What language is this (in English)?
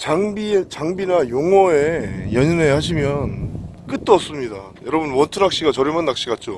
Korean